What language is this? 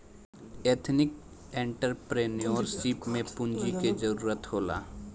Bhojpuri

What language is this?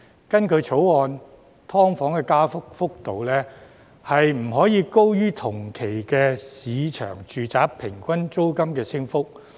Cantonese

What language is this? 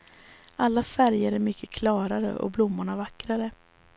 Swedish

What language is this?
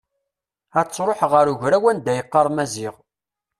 Kabyle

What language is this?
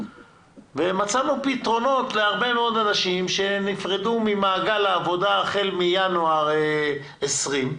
Hebrew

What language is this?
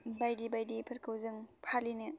Bodo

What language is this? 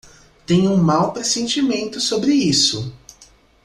Portuguese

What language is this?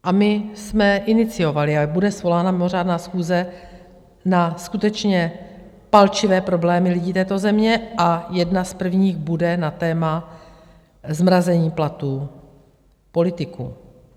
Czech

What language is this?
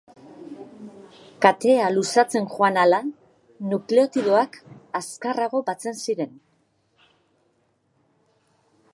Basque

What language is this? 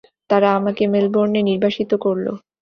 Bangla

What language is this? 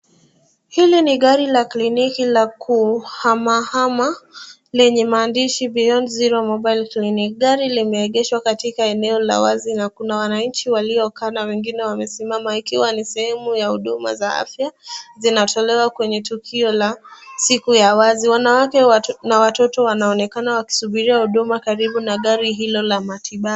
Swahili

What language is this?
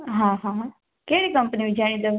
Sindhi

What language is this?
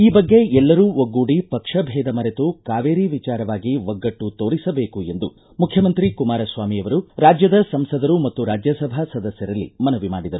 Kannada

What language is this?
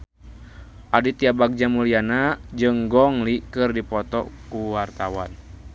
Sundanese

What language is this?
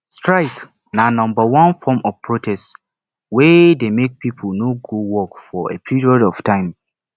Nigerian Pidgin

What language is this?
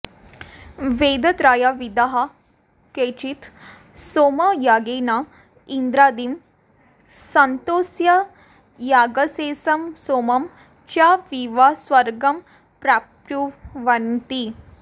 Sanskrit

